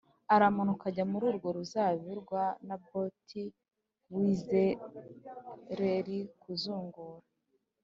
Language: Kinyarwanda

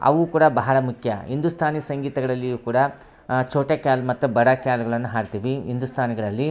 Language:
Kannada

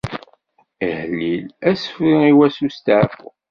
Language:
Kabyle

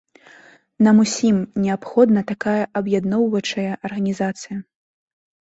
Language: Belarusian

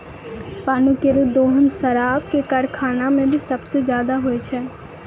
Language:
Maithili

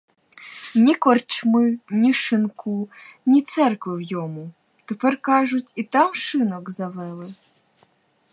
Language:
Ukrainian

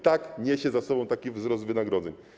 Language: Polish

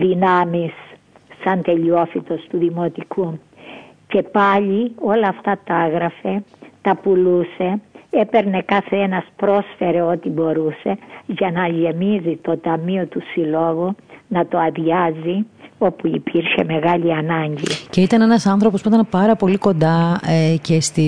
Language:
Greek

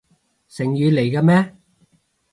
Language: Cantonese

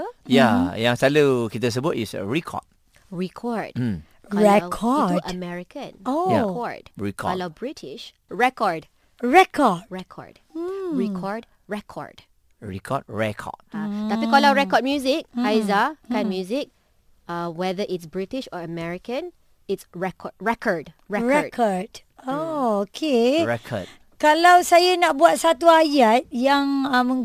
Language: Malay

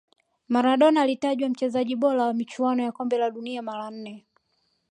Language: Swahili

